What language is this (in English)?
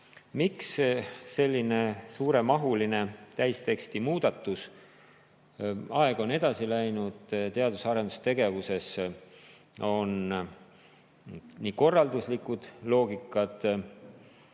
Estonian